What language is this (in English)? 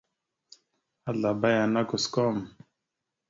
Mada (Cameroon)